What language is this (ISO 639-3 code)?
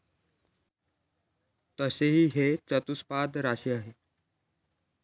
mar